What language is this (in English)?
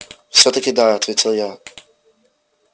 Russian